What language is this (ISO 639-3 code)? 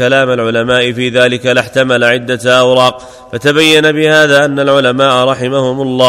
ara